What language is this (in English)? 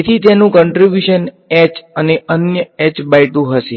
Gujarati